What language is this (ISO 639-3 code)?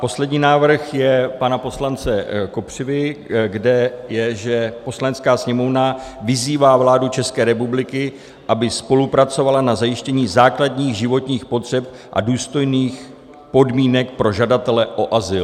ces